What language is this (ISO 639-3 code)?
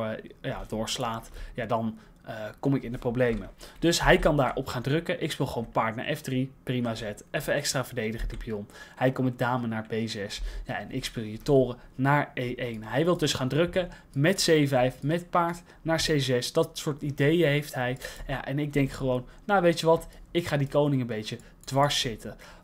nld